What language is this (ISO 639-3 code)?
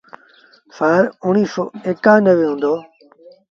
sbn